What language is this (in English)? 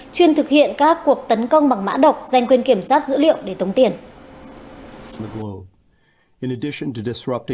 Vietnamese